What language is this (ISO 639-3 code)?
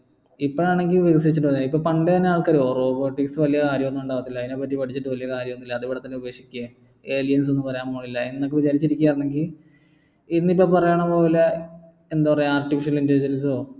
mal